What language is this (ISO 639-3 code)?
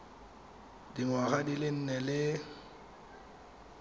tsn